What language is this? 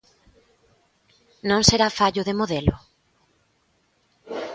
Galician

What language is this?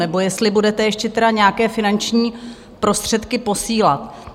Czech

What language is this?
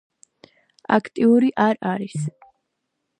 Georgian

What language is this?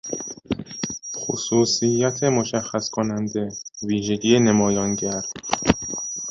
Persian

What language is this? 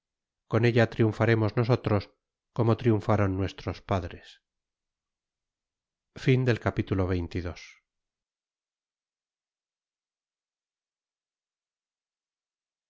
Spanish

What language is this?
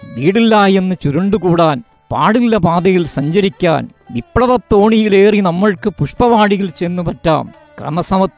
Malayalam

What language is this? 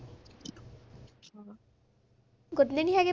Punjabi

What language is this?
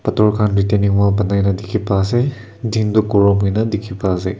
Naga Pidgin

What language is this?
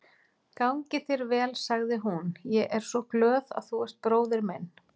Icelandic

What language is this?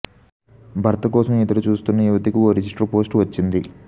Telugu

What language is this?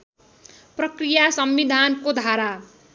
Nepali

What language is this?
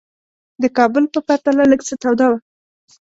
Pashto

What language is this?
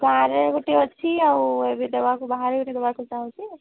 Odia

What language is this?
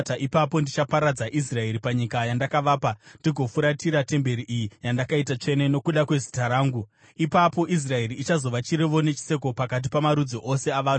Shona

